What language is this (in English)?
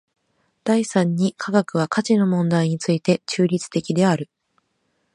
Japanese